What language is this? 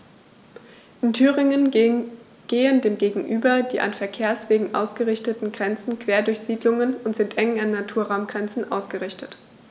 German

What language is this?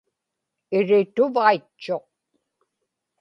Inupiaq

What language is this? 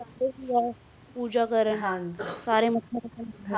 Punjabi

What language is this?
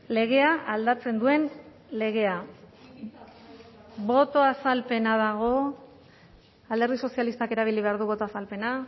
Basque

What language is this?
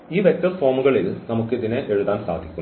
Malayalam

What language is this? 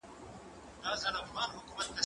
Pashto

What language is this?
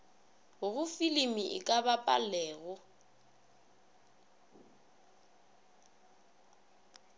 Northern Sotho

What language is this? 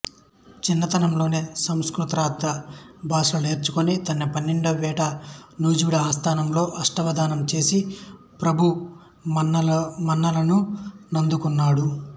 Telugu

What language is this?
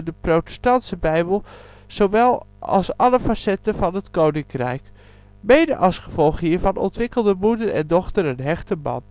Dutch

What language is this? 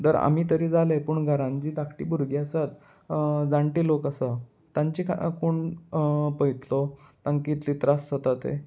Konkani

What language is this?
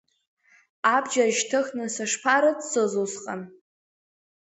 Abkhazian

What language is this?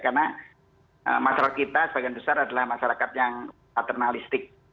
Indonesian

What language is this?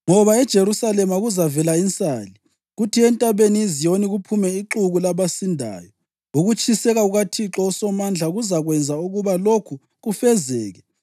North Ndebele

